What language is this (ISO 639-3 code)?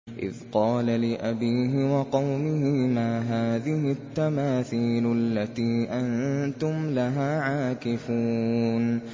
ara